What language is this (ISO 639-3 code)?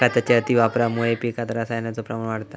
mar